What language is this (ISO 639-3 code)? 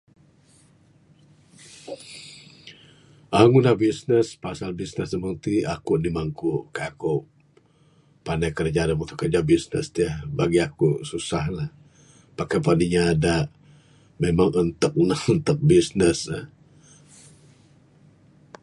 sdo